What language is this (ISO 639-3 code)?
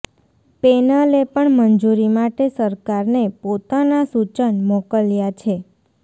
guj